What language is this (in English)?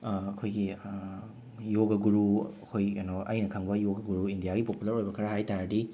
Manipuri